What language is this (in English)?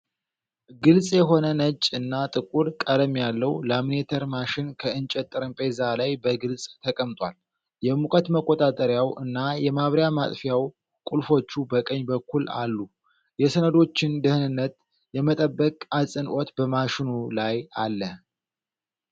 Amharic